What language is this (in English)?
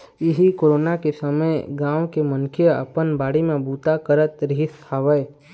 Chhattisgarhi